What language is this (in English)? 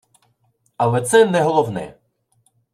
Ukrainian